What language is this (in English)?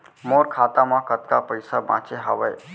Chhattisgarhi